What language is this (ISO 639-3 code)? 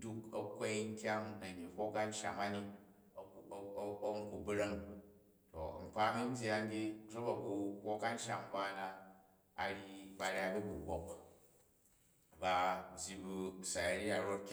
kaj